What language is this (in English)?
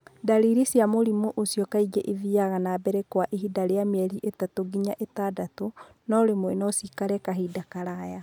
Kikuyu